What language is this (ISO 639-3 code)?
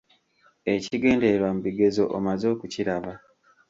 lug